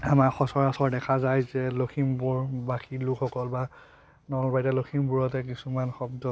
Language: Assamese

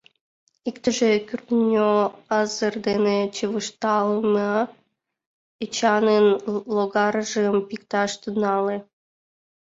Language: Mari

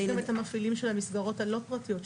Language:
Hebrew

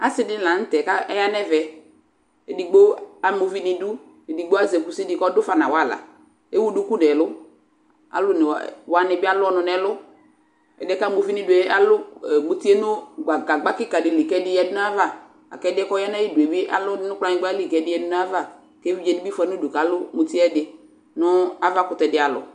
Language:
Ikposo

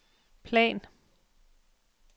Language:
Danish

